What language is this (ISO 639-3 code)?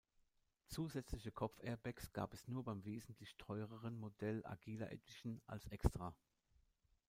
deu